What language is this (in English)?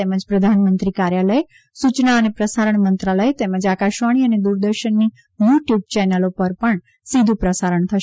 Gujarati